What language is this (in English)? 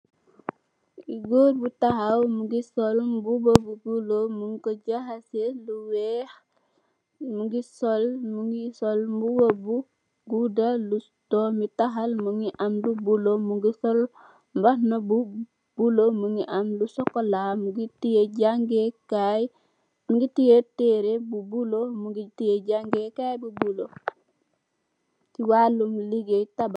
Wolof